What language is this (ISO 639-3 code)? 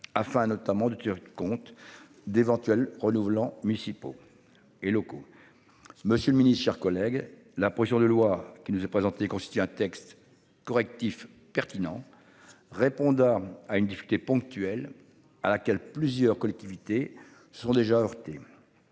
fra